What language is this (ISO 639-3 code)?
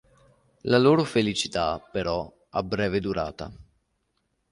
ita